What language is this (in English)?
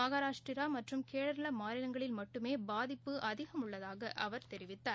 Tamil